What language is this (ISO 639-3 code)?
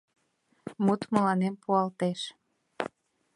chm